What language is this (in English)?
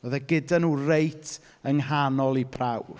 Welsh